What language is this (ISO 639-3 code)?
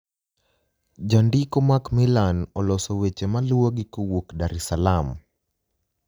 luo